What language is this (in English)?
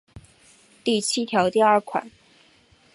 Chinese